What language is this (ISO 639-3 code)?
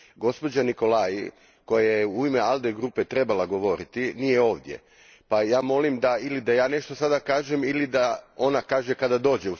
hrv